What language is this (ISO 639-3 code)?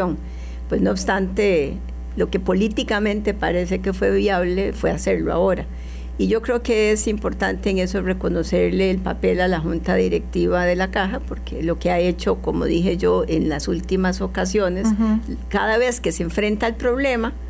spa